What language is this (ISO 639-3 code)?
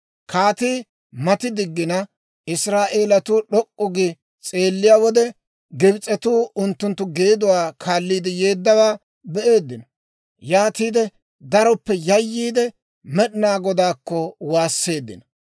dwr